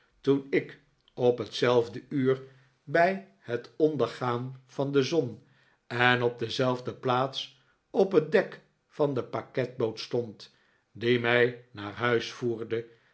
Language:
Dutch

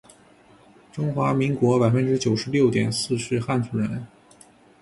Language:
Chinese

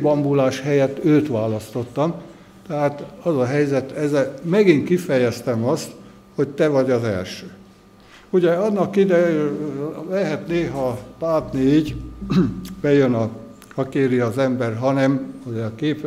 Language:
Hungarian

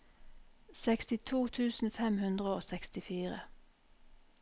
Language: Norwegian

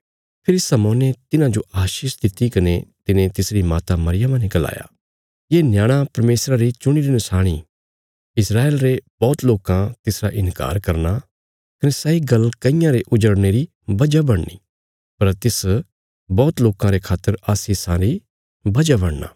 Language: Bilaspuri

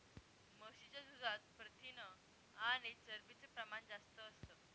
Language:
Marathi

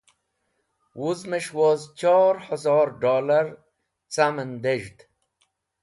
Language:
Wakhi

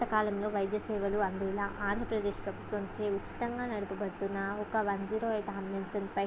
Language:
Telugu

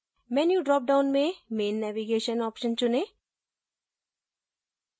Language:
Hindi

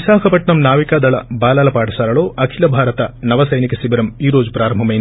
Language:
Telugu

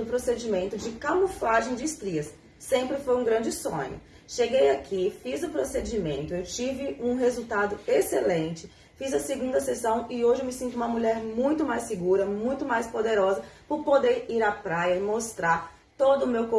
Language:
Portuguese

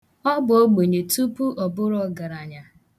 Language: Igbo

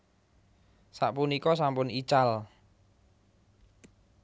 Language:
Javanese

